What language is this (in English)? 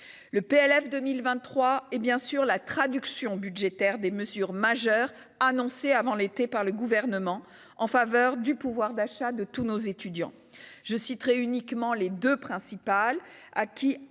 French